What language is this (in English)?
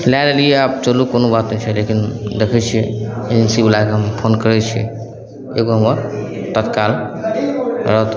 Maithili